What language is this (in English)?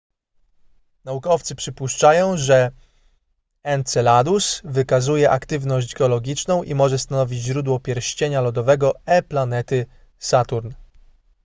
Polish